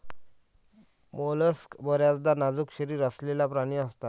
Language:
Marathi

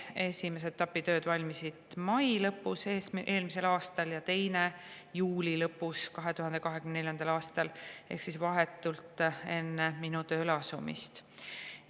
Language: Estonian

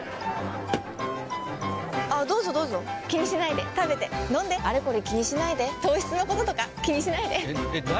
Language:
Japanese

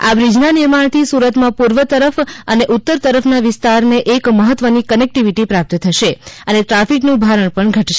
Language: Gujarati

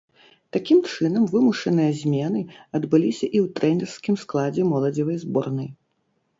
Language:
Belarusian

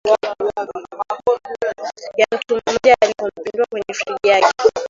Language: Swahili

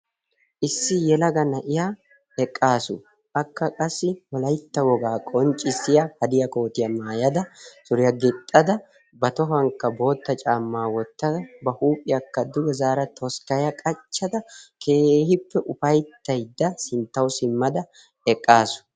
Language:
Wolaytta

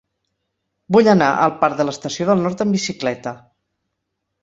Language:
Catalan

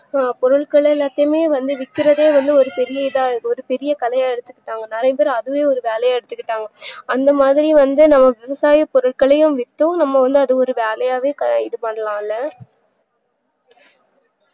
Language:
Tamil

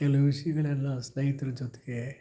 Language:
Kannada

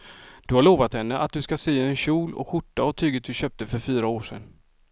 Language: Swedish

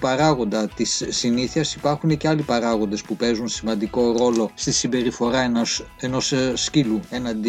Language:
Greek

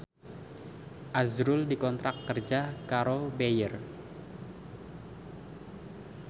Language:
Javanese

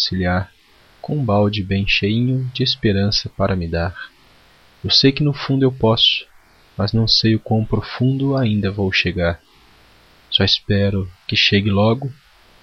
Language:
Portuguese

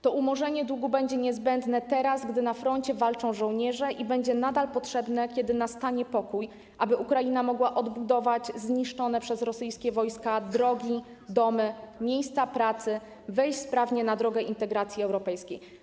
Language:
Polish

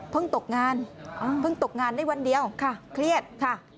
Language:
Thai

